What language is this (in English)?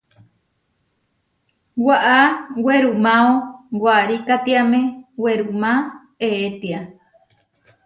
Huarijio